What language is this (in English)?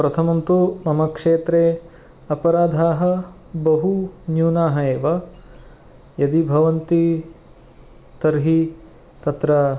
Sanskrit